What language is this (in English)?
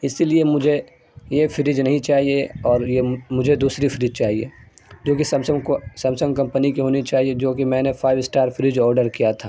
Urdu